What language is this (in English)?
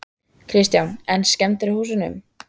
Icelandic